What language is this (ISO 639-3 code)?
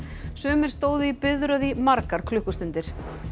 isl